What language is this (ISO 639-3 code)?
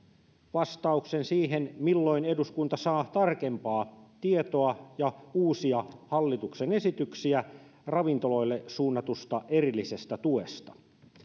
fin